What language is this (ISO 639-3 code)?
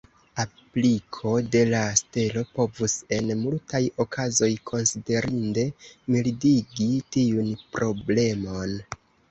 epo